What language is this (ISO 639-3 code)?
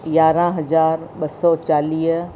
snd